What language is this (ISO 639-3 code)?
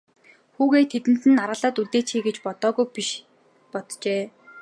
mon